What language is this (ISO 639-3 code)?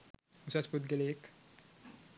sin